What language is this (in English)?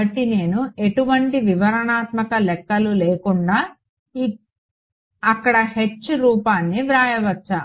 Telugu